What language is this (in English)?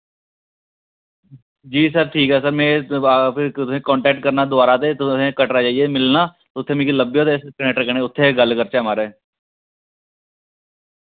Dogri